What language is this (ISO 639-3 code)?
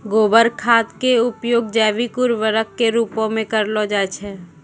mai